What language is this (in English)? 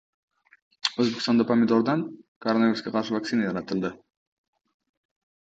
Uzbek